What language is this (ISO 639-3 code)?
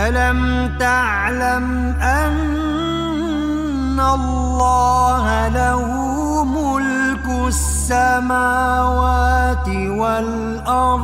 ara